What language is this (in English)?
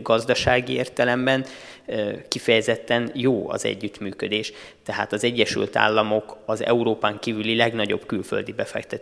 Hungarian